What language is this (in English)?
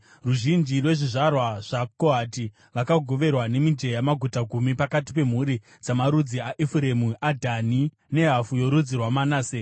Shona